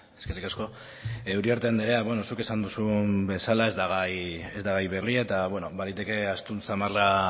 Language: Basque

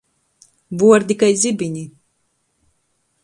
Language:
Latgalian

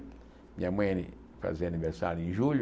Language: Portuguese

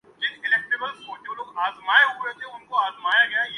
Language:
Urdu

